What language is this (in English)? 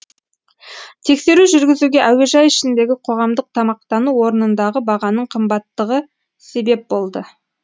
Kazakh